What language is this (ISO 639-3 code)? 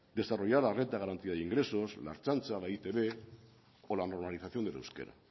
spa